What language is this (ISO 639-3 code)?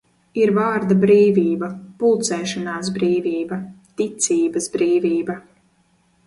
lav